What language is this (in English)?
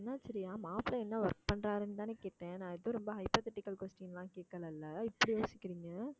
Tamil